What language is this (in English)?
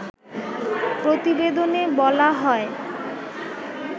Bangla